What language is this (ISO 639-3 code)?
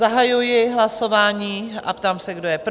ces